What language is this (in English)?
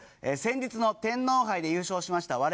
Japanese